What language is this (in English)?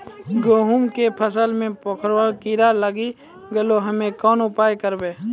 Maithili